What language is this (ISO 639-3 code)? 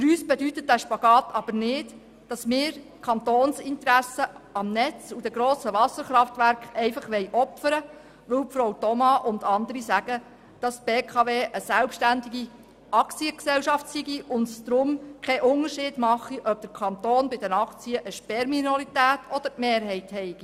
gsw